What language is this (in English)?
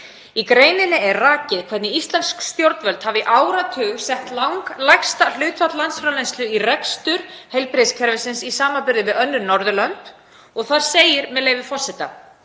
Icelandic